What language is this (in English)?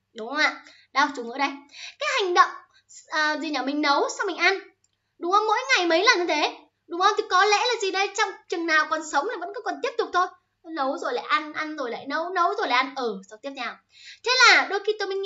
Vietnamese